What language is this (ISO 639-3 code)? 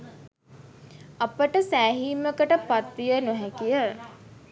sin